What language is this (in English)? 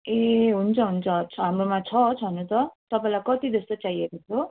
Nepali